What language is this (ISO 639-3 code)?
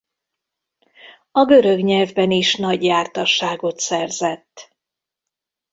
hun